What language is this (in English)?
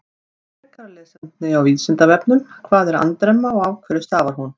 Icelandic